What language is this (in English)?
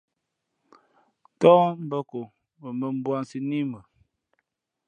Fe'fe'